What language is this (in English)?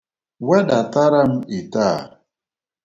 Igbo